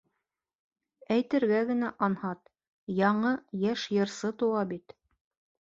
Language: Bashkir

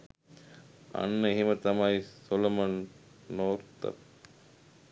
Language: Sinhala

